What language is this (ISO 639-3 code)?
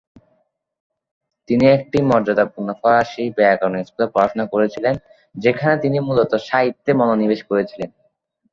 ben